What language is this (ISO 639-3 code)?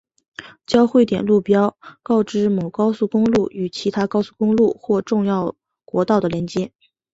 zho